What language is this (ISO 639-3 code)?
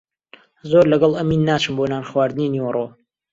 ckb